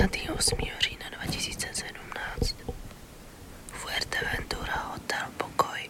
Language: Czech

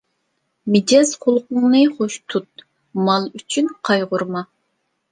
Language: Uyghur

